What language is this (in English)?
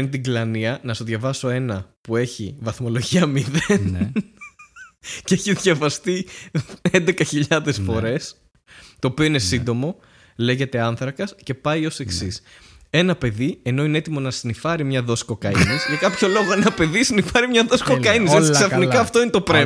Greek